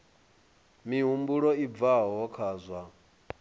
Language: Venda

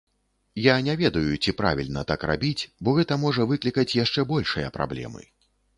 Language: Belarusian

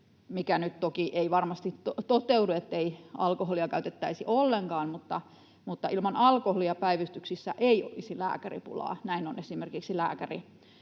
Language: Finnish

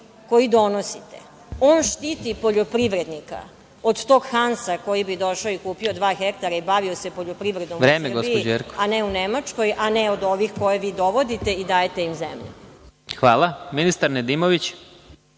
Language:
Serbian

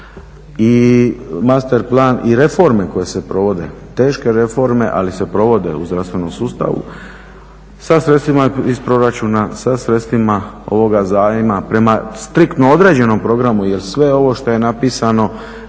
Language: Croatian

